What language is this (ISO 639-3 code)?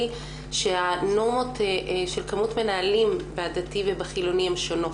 heb